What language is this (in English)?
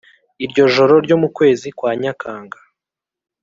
Kinyarwanda